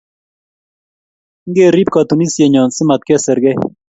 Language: Kalenjin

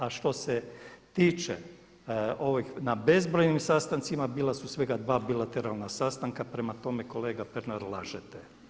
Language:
Croatian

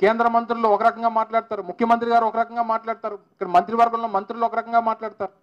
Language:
Telugu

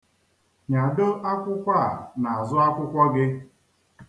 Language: Igbo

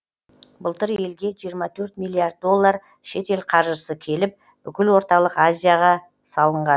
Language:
Kazakh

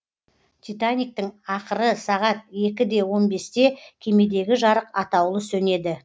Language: Kazakh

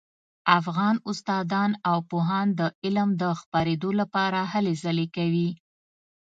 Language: Pashto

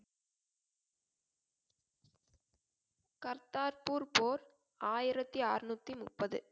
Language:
Tamil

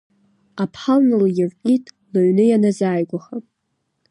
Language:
Abkhazian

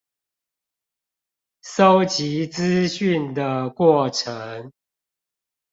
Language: Chinese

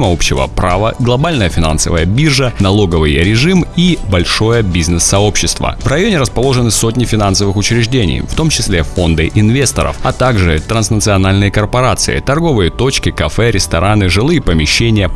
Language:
Russian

